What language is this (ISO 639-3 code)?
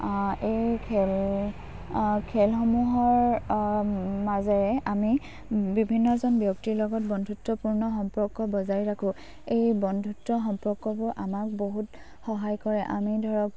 asm